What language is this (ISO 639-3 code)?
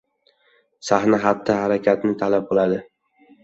uzb